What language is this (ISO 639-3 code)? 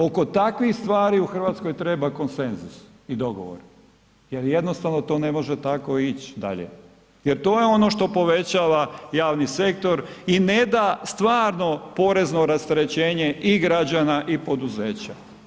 hrv